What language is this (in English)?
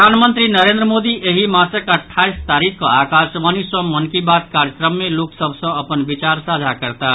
Maithili